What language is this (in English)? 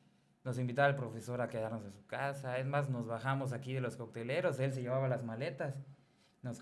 Spanish